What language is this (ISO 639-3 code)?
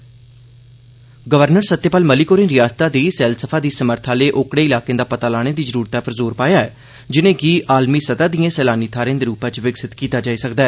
doi